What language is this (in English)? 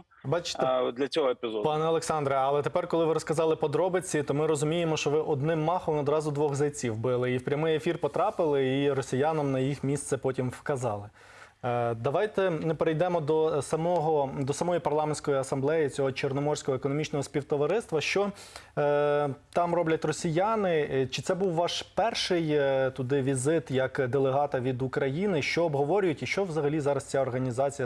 Ukrainian